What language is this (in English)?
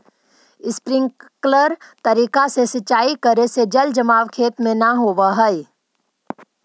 Magahi